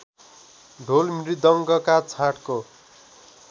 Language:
Nepali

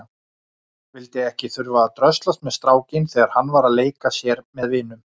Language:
Icelandic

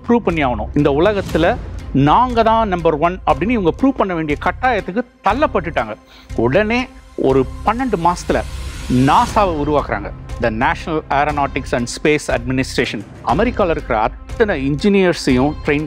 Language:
Hindi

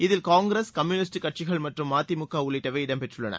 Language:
Tamil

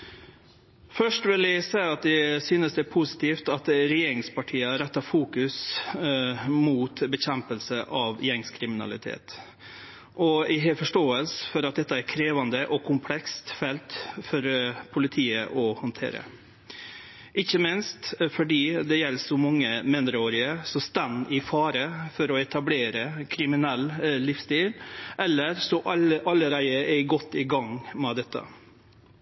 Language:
Norwegian Nynorsk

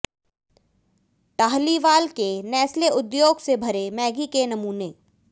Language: Hindi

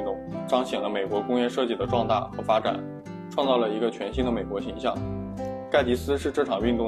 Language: Chinese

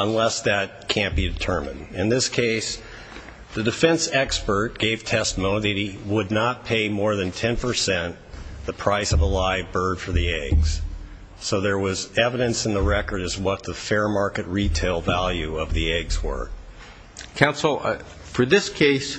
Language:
English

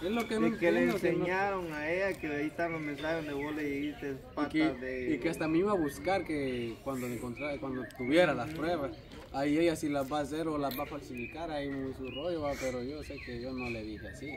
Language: Spanish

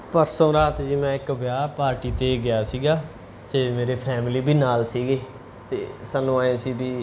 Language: Punjabi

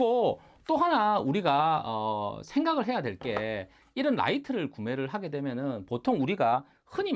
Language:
Korean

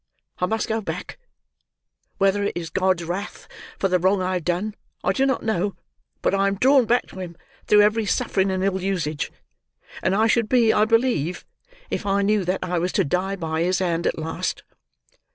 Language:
English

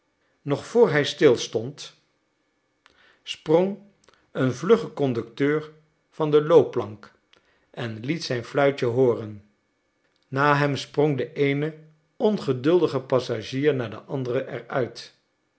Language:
Dutch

